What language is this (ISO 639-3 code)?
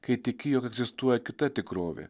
lit